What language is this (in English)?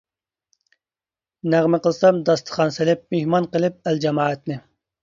Uyghur